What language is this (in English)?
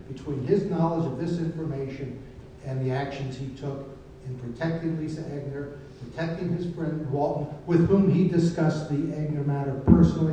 English